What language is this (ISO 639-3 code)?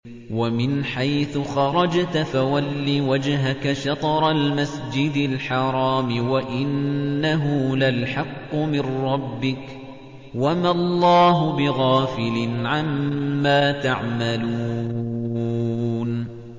ara